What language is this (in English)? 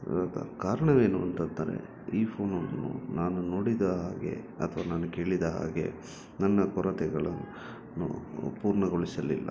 Kannada